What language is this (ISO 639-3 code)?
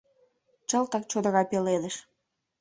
chm